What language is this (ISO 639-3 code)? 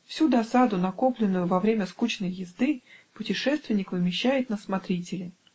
rus